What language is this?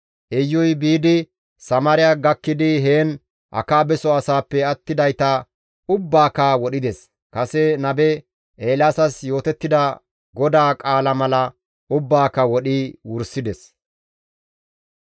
Gamo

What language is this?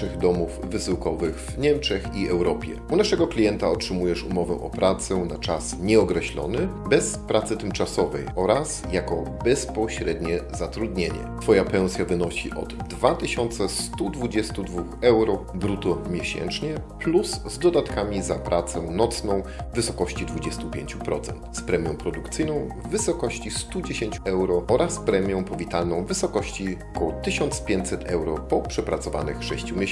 Polish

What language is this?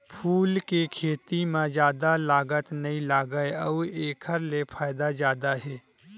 Chhattisgarhi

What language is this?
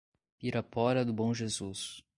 Portuguese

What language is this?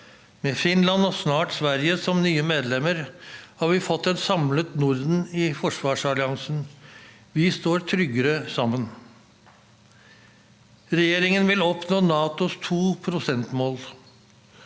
Norwegian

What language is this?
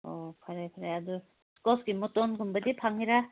Manipuri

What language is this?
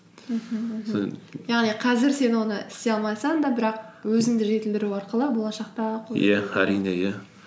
Kazakh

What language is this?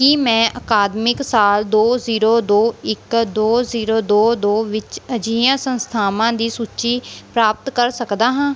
Punjabi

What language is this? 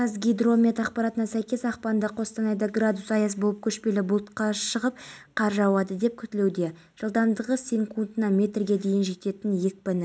Kazakh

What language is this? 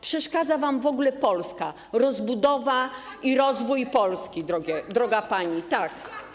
Polish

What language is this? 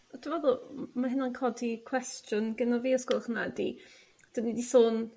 Welsh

